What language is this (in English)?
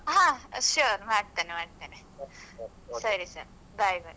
Kannada